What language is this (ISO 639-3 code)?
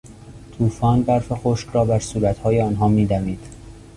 fas